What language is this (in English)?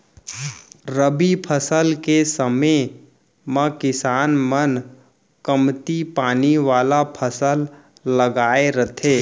Chhattisgarhi